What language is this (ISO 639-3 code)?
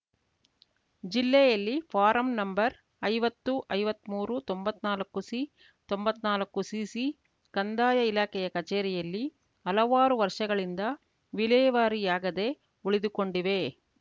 kan